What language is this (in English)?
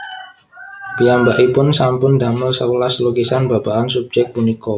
Javanese